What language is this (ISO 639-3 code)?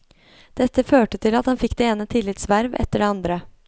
nor